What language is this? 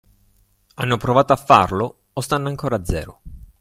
Italian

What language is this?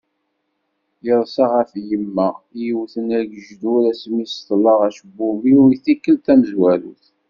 Kabyle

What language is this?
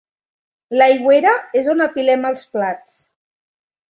Catalan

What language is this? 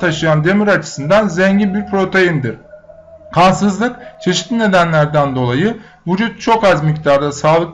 Turkish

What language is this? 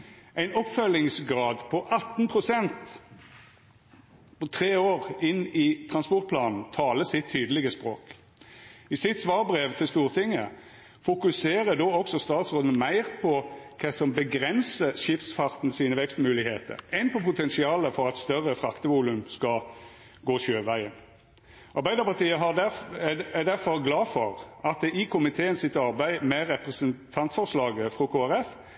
Norwegian Nynorsk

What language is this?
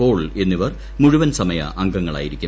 Malayalam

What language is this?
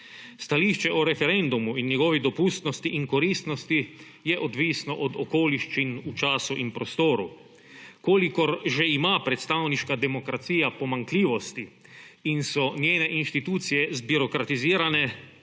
Slovenian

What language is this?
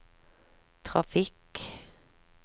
Norwegian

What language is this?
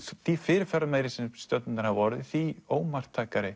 Icelandic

